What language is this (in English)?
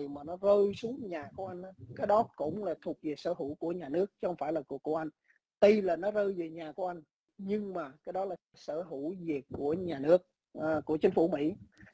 Vietnamese